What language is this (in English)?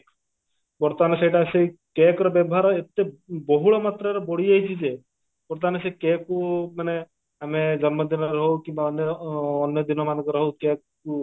Odia